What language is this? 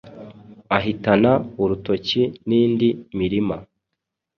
Kinyarwanda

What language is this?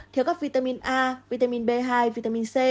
Vietnamese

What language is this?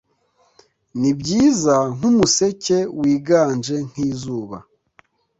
Kinyarwanda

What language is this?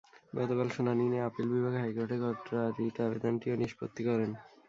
Bangla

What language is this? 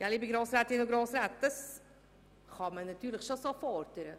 Swiss German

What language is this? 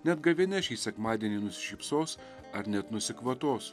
Lithuanian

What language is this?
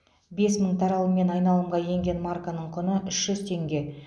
Kazakh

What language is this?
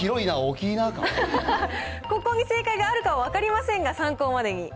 Japanese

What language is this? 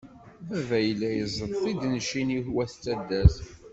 Kabyle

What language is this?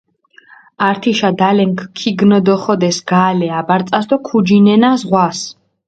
Mingrelian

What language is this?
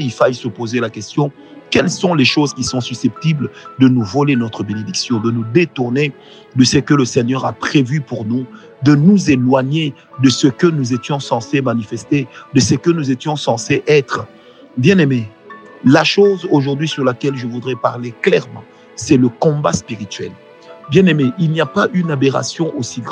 French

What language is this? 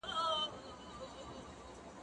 Pashto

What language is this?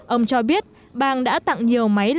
Vietnamese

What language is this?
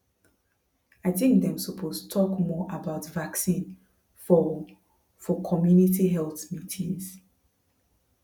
Nigerian Pidgin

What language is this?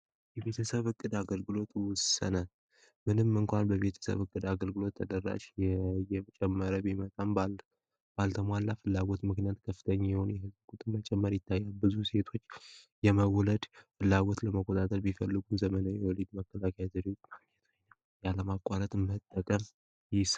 Amharic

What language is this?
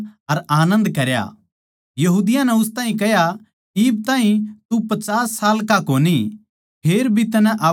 Haryanvi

